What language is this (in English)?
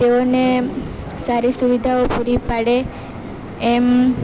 Gujarati